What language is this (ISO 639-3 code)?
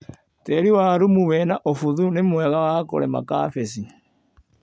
kik